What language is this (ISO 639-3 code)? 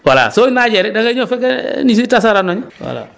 wol